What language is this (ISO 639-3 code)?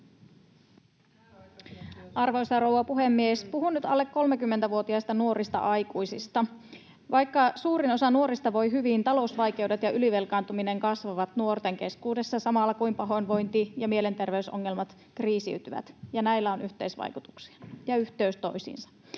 fin